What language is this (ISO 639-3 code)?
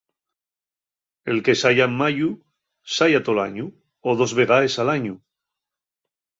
ast